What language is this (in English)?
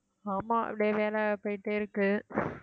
Tamil